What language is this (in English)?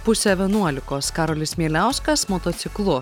Lithuanian